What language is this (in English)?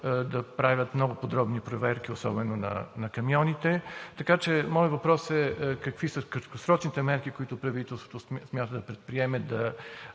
Bulgarian